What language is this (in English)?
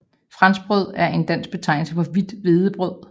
Danish